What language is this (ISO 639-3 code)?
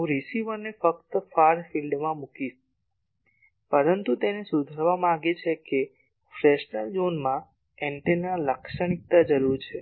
guj